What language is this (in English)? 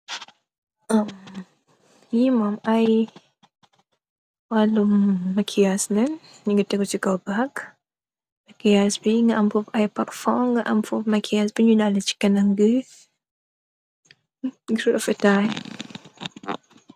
Wolof